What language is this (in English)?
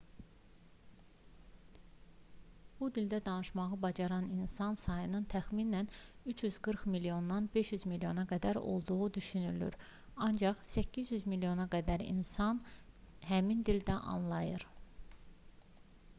Azerbaijani